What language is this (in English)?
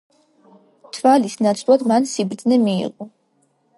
Georgian